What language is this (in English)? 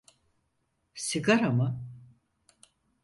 Turkish